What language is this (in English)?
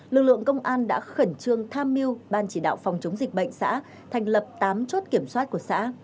Vietnamese